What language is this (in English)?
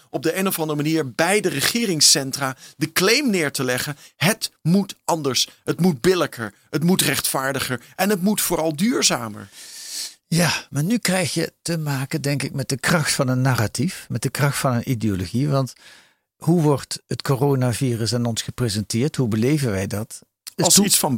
Dutch